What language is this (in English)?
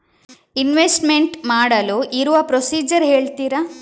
Kannada